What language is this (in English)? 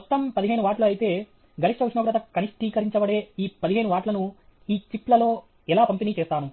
Telugu